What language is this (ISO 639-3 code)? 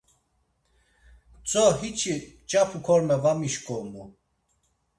lzz